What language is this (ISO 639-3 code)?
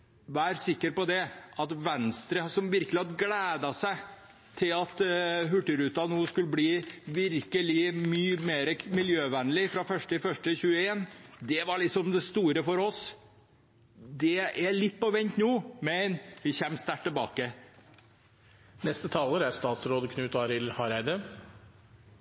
nor